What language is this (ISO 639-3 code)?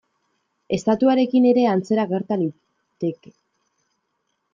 eus